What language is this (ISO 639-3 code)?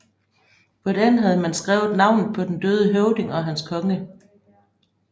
dan